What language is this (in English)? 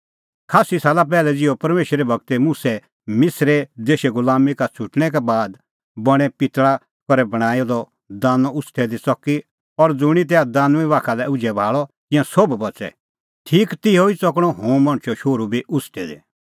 Kullu Pahari